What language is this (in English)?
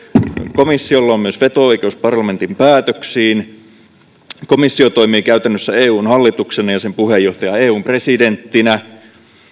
Finnish